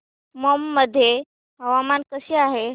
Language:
Marathi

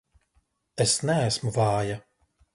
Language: Latvian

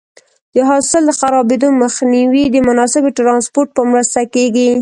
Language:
Pashto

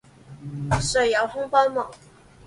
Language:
Chinese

